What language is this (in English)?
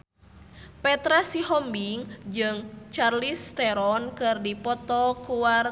Sundanese